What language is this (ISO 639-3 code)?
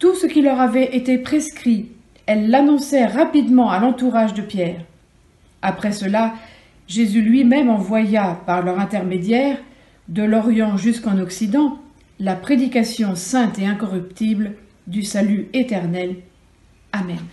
fra